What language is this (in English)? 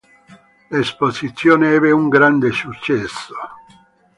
Italian